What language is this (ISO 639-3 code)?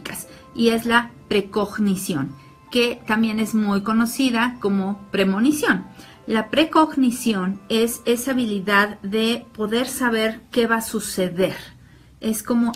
spa